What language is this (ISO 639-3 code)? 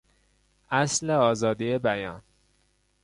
fas